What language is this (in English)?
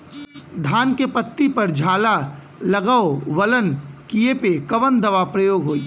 Bhojpuri